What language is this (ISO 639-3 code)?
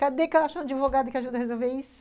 por